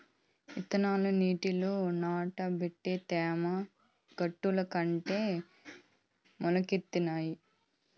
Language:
Telugu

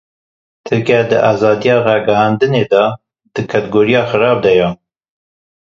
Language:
Kurdish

